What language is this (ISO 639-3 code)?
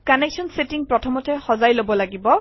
asm